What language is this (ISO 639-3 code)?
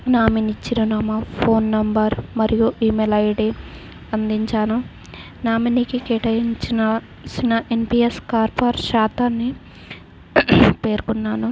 tel